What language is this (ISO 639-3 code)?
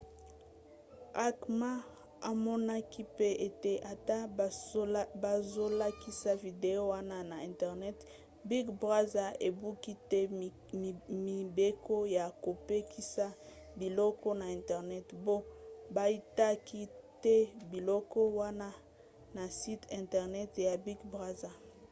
lin